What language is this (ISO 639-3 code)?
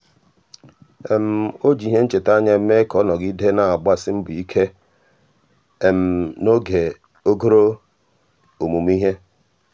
ibo